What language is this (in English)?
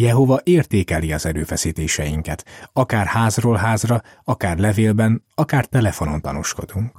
Hungarian